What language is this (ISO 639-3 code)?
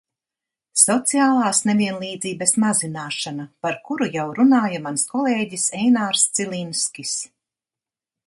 lav